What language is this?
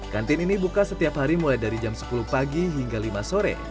Indonesian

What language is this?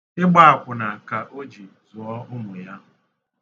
Igbo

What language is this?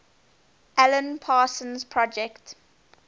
English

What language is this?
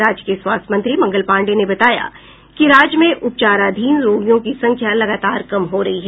Hindi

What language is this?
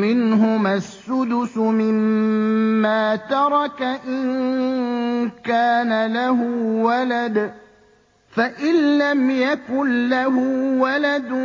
Arabic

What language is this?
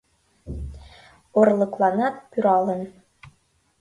Mari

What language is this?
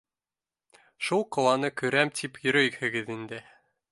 Bashkir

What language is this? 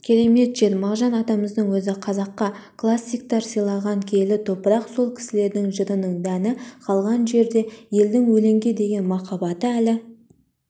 Kazakh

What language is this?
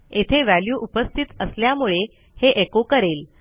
Marathi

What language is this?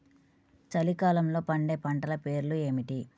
Telugu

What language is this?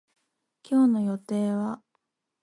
Japanese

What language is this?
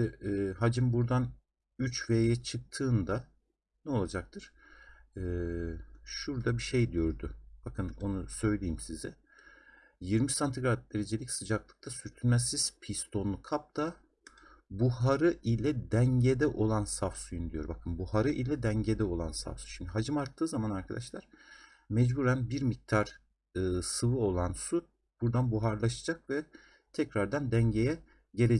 Turkish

